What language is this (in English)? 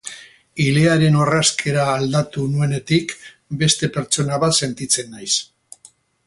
Basque